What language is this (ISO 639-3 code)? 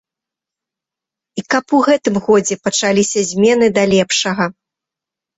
bel